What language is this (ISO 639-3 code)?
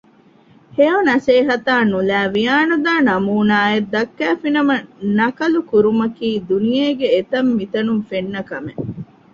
div